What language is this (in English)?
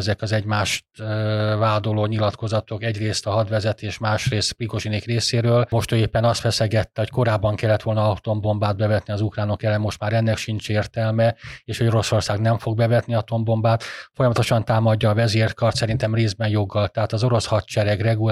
Hungarian